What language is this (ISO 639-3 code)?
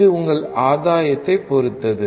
tam